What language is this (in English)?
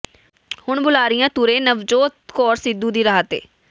Punjabi